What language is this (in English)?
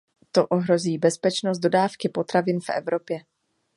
Czech